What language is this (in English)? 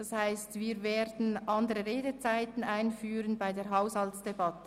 Swiss German